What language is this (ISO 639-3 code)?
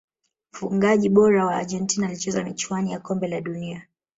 swa